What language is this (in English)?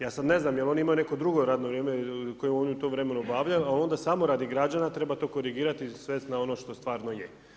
Croatian